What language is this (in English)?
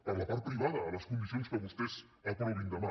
Catalan